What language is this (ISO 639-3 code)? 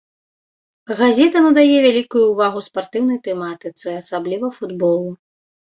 bel